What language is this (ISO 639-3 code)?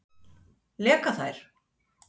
isl